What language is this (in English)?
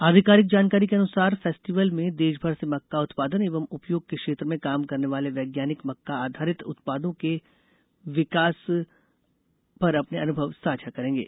Hindi